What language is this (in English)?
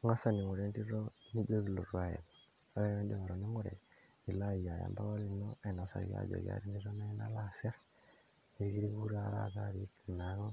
Masai